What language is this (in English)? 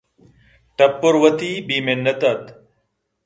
Eastern Balochi